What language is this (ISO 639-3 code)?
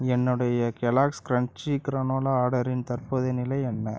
tam